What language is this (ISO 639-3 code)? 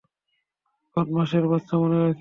ben